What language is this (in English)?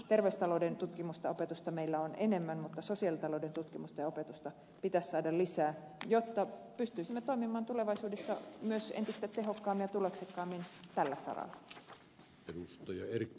Finnish